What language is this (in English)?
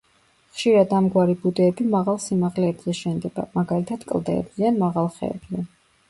Georgian